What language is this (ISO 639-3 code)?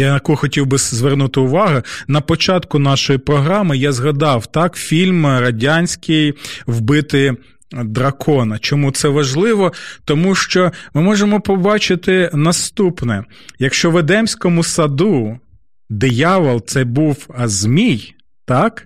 ukr